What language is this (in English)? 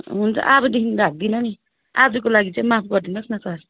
Nepali